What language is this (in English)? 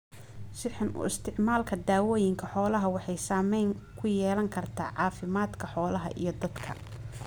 Somali